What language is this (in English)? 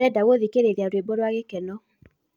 Kikuyu